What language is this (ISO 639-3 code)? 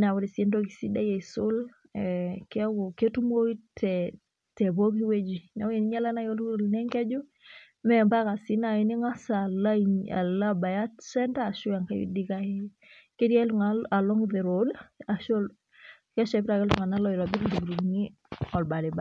mas